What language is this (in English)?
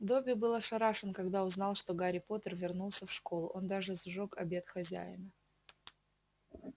Russian